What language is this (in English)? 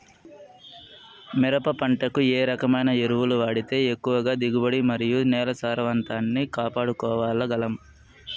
Telugu